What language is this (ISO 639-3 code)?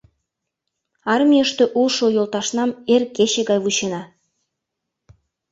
chm